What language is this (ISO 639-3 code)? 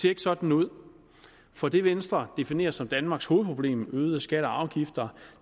dan